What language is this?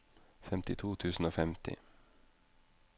Norwegian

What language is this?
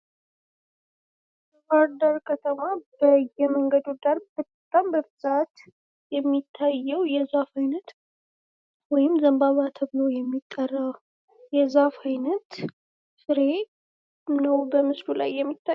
Amharic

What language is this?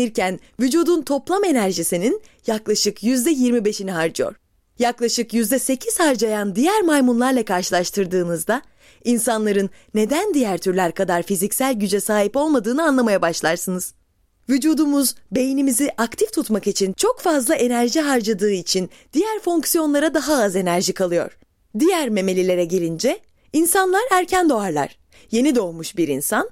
Turkish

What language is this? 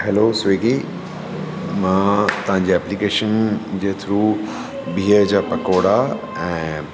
Sindhi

